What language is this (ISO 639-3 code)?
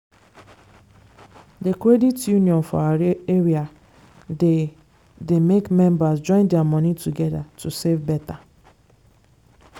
pcm